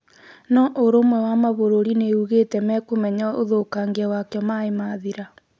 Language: Kikuyu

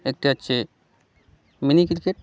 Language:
Bangla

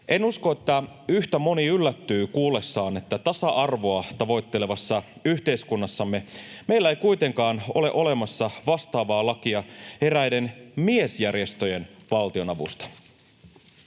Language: Finnish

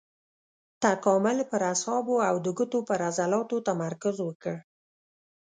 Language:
Pashto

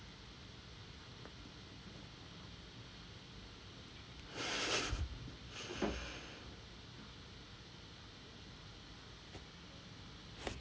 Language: English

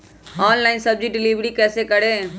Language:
Magahi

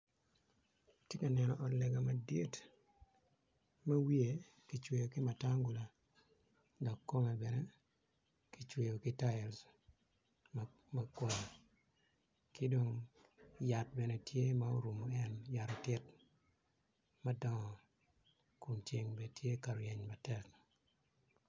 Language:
Acoli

